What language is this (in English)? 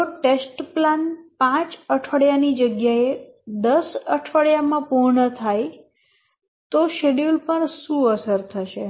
Gujarati